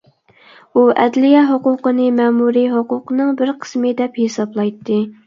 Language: Uyghur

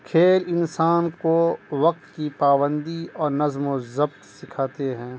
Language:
Urdu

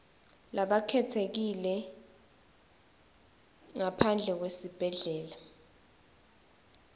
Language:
Swati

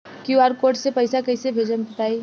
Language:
Bhojpuri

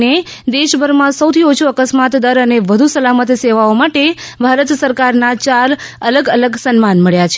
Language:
Gujarati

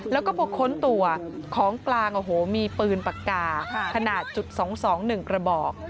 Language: Thai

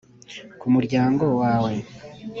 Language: Kinyarwanda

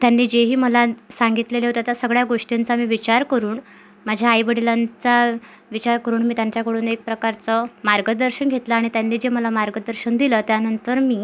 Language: Marathi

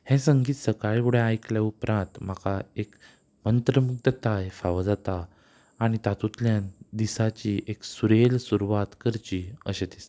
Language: Konkani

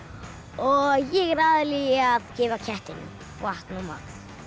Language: Icelandic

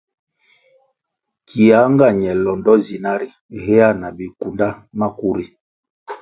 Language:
Kwasio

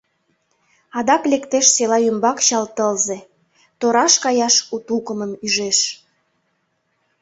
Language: Mari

